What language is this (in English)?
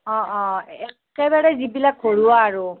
Assamese